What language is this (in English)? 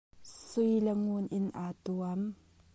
Hakha Chin